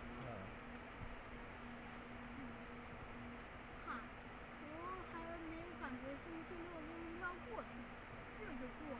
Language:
Chinese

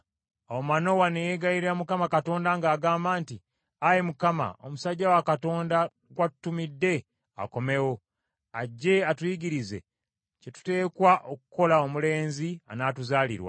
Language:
Ganda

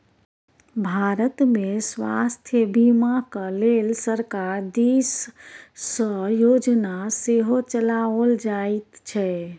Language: Maithili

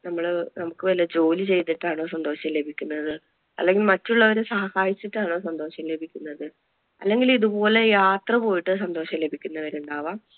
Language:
Malayalam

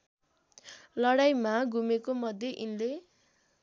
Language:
Nepali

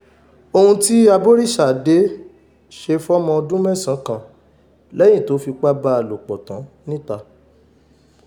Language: Yoruba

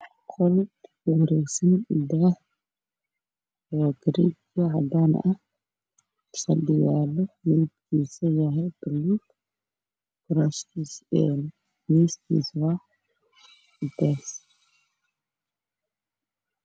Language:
Somali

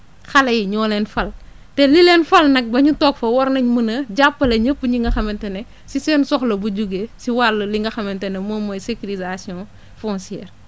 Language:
Wolof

